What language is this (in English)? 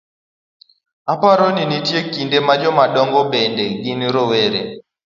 Luo (Kenya and Tanzania)